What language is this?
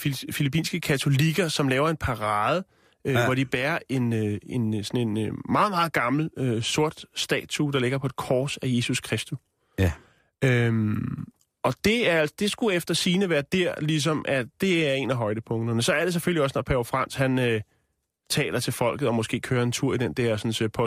Danish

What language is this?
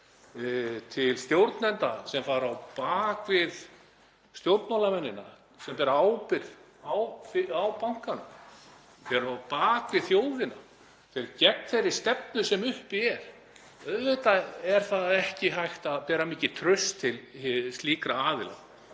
Icelandic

